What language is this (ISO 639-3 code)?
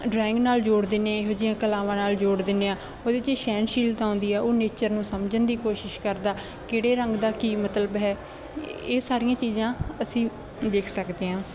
pan